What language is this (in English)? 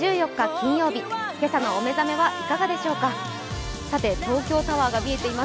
Japanese